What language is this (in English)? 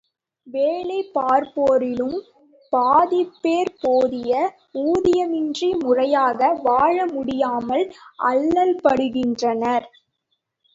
Tamil